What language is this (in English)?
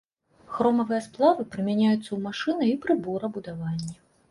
Belarusian